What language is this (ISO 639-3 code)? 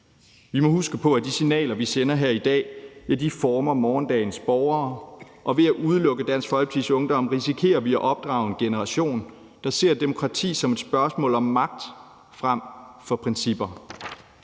dan